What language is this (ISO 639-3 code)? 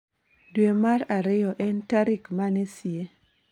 luo